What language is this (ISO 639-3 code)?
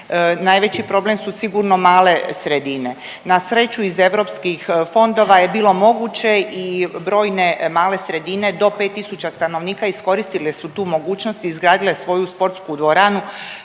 hrv